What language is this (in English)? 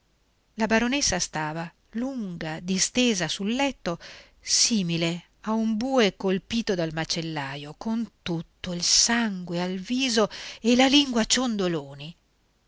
Italian